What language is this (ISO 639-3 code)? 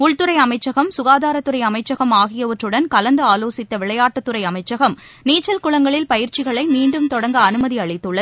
tam